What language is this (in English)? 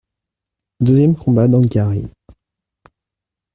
French